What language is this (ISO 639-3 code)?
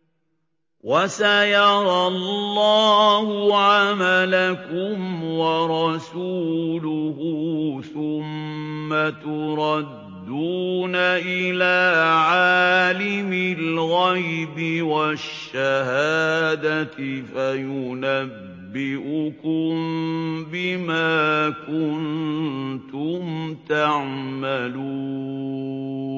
ara